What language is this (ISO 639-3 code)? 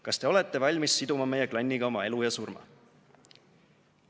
est